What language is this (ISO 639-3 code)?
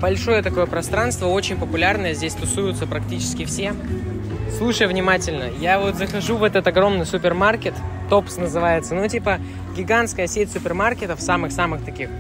rus